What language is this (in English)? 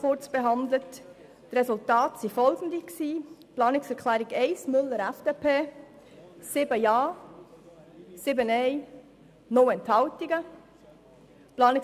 Swiss German